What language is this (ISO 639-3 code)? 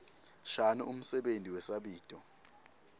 ssw